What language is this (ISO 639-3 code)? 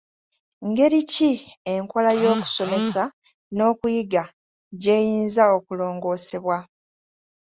lug